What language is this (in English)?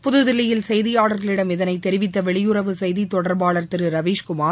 Tamil